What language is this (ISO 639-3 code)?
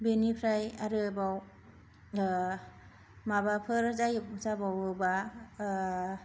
brx